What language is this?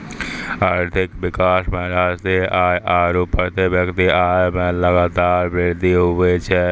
Maithili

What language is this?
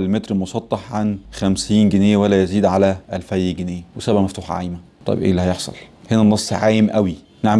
Arabic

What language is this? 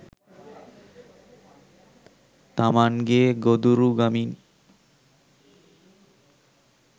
Sinhala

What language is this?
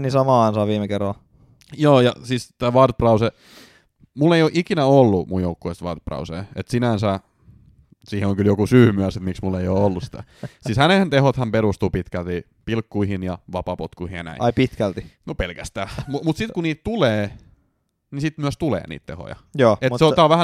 Finnish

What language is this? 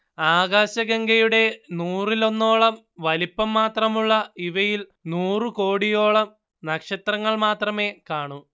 Malayalam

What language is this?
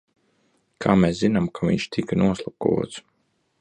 Latvian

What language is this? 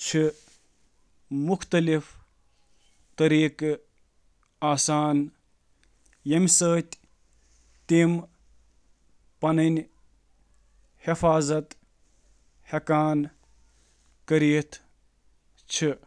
Kashmiri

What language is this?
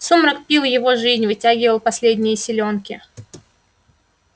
Russian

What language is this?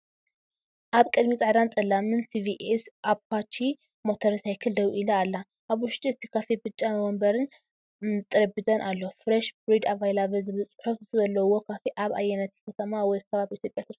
Tigrinya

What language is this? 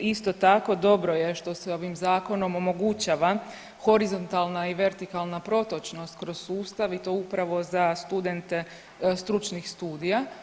Croatian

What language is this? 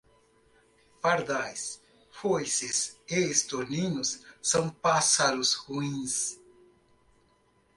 Portuguese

